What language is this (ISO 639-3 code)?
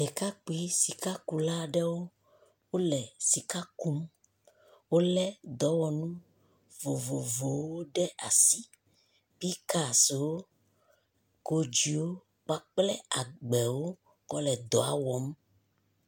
ewe